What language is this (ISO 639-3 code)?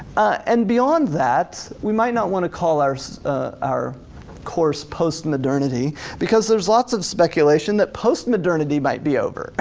eng